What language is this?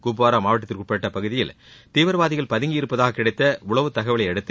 Tamil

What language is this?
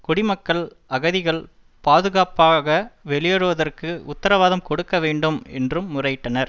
Tamil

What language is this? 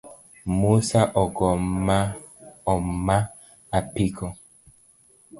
Luo (Kenya and Tanzania)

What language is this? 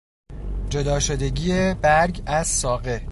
Persian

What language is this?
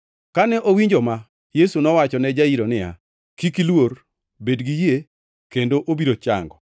Luo (Kenya and Tanzania)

